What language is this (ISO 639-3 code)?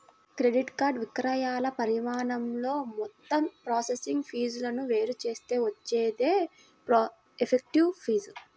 tel